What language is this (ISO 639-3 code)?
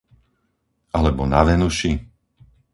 slk